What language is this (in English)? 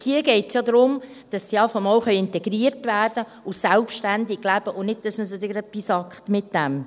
Swiss German